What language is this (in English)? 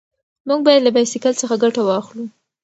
Pashto